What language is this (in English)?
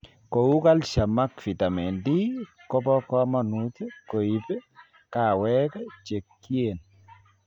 Kalenjin